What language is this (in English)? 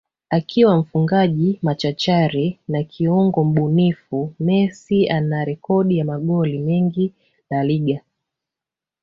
Swahili